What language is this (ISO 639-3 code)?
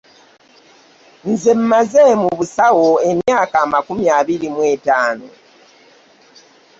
lug